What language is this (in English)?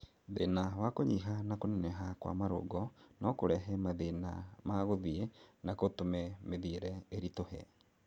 Kikuyu